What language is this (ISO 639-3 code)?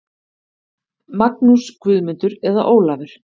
isl